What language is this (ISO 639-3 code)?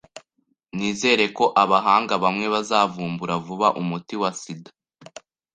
kin